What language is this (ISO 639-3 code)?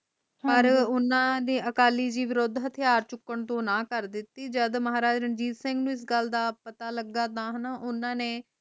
pan